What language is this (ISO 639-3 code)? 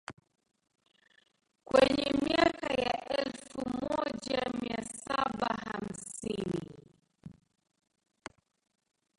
swa